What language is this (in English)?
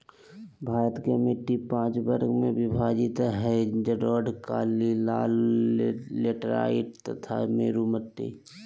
Magahi